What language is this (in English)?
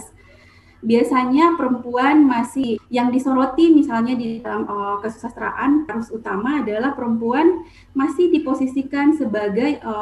Indonesian